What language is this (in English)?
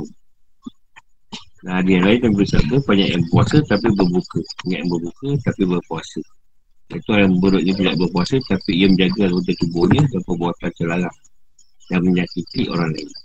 Malay